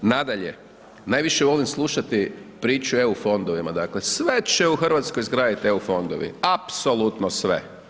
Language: Croatian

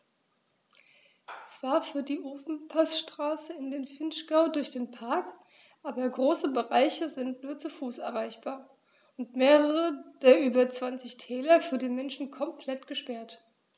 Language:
German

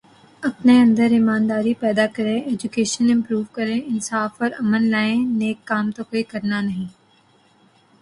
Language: Urdu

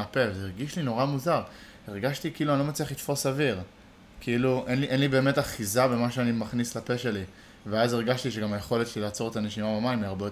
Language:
Hebrew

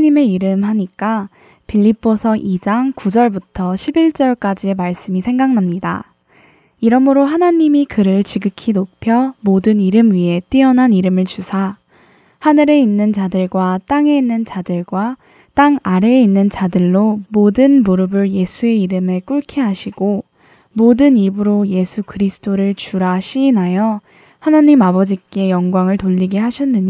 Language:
Korean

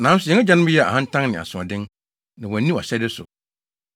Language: Akan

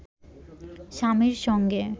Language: Bangla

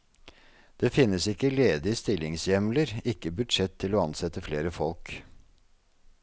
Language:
Norwegian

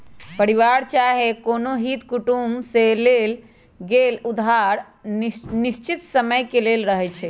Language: Magahi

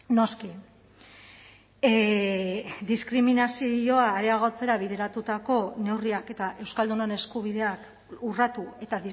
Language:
Basque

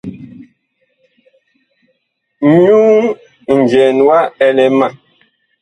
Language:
Bakoko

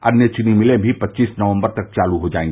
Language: Hindi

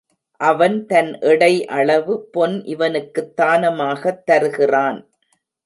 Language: Tamil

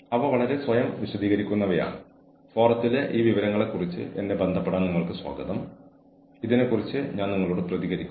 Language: Malayalam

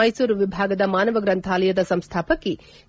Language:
Kannada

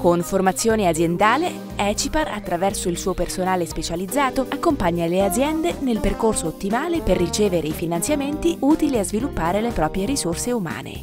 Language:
Italian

